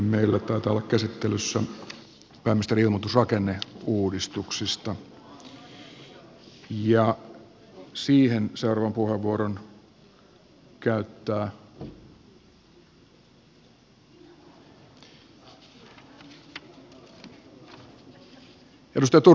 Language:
Finnish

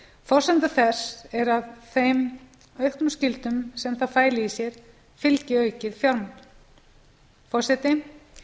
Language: Icelandic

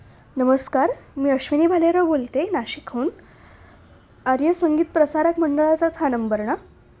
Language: Marathi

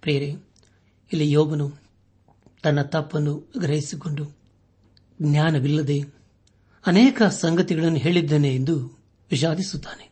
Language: Kannada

